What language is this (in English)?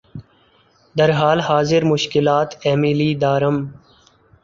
Urdu